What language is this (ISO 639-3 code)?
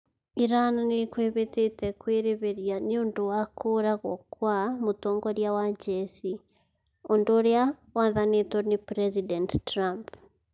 kik